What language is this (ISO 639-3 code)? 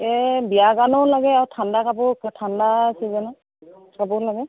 asm